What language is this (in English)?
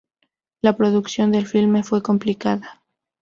Spanish